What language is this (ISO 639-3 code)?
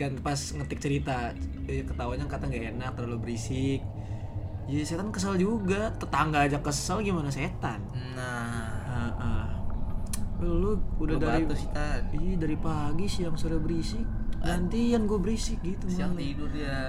ind